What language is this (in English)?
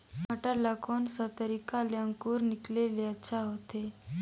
Chhattisgarhi